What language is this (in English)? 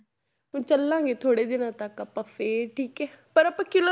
Punjabi